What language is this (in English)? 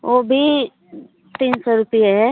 Hindi